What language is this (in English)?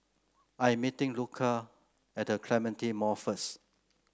English